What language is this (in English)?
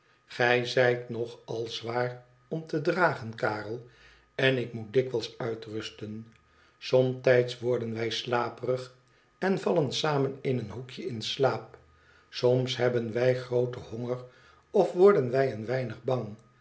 Dutch